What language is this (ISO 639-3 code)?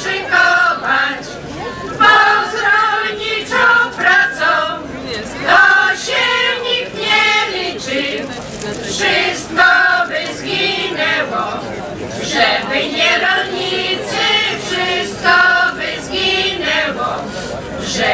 pol